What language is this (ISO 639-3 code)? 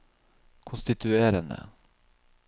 nor